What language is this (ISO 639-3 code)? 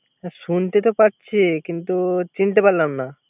ben